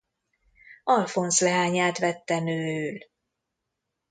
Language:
Hungarian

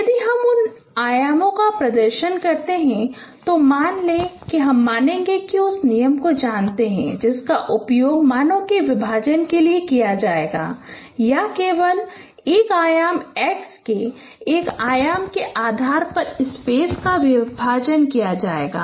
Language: Hindi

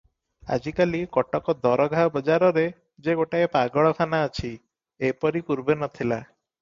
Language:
Odia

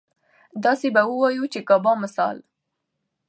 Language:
Pashto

